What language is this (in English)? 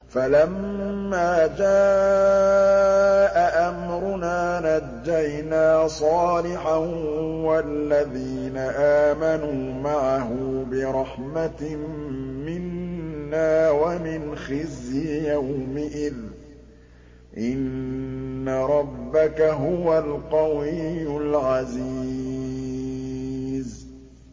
Arabic